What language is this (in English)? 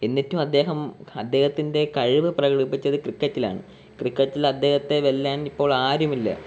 Malayalam